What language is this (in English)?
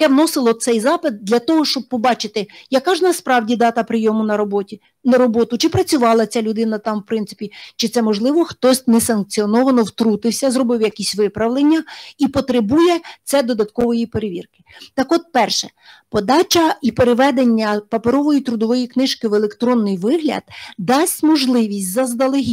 Ukrainian